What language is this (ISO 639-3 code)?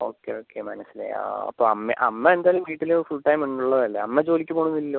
mal